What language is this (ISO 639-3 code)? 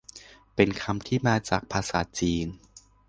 tha